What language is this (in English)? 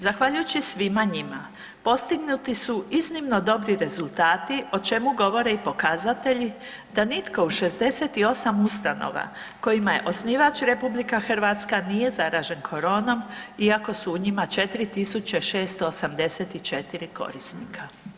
Croatian